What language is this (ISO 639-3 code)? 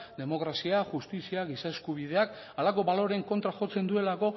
eus